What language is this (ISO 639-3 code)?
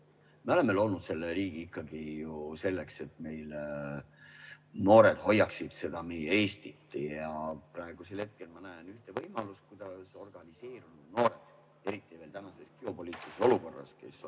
est